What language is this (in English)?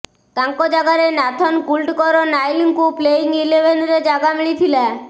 Odia